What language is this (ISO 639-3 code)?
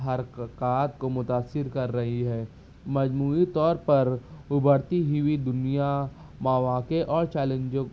urd